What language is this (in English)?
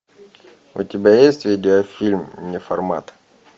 Russian